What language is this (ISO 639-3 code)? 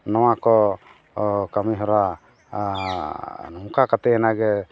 sat